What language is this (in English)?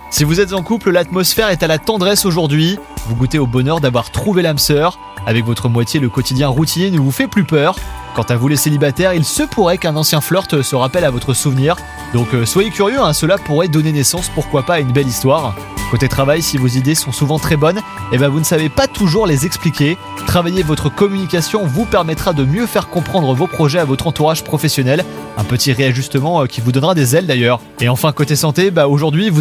French